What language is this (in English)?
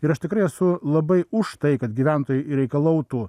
Lithuanian